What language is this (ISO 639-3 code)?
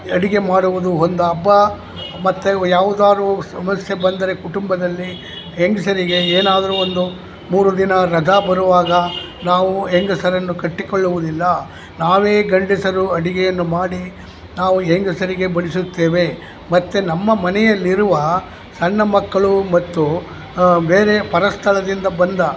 kan